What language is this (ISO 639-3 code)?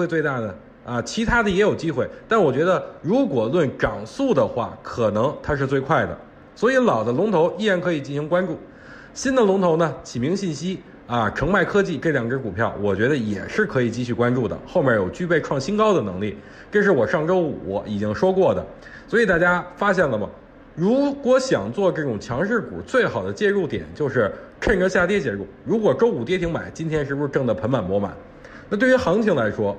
zho